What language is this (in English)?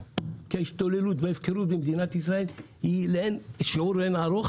Hebrew